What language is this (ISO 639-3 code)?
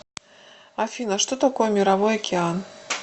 rus